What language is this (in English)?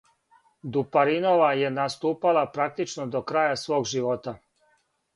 Serbian